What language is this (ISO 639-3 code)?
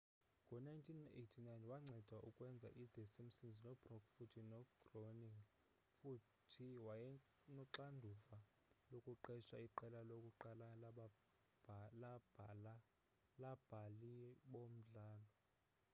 xho